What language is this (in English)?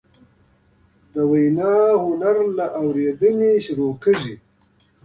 Pashto